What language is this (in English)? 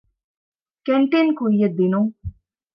Divehi